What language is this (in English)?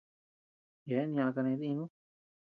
Tepeuxila Cuicatec